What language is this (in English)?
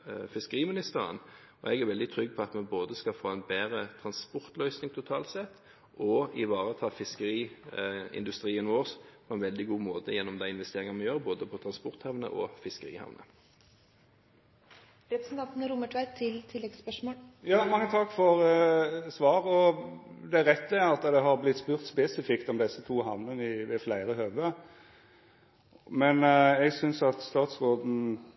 Norwegian